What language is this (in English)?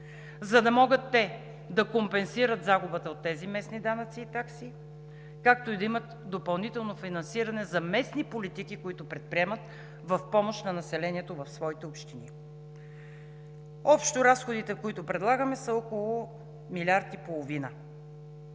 Bulgarian